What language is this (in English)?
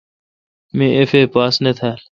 Kalkoti